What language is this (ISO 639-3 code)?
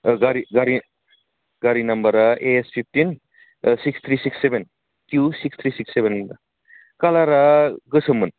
brx